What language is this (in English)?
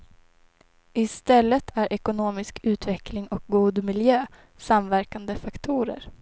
Swedish